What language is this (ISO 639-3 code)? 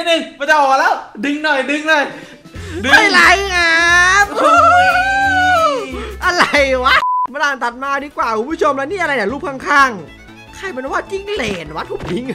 tha